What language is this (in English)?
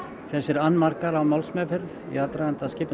Icelandic